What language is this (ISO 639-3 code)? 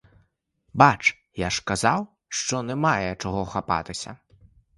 ukr